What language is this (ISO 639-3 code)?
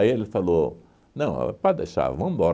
por